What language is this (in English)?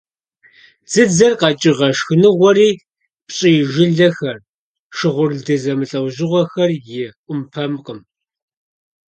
Kabardian